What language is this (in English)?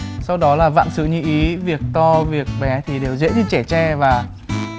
Vietnamese